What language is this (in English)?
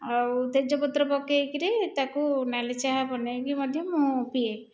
Odia